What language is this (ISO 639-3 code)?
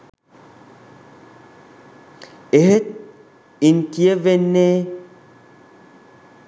sin